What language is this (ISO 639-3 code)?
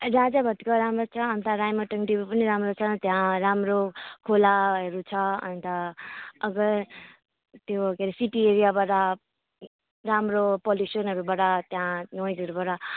nep